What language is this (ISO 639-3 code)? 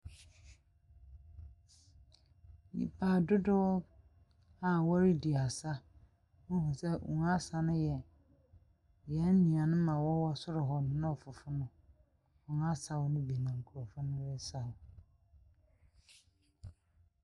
aka